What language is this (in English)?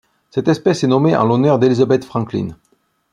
French